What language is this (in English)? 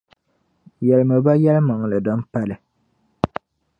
Dagbani